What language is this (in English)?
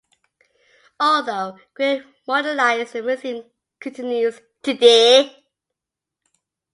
English